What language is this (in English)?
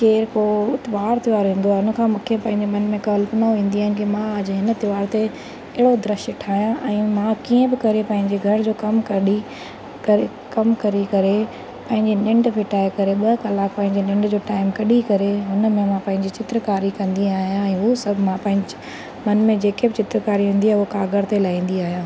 Sindhi